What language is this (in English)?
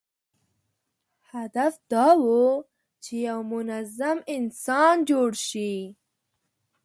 Pashto